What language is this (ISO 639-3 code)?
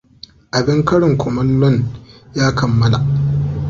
hau